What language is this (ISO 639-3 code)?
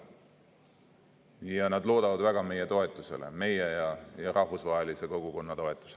est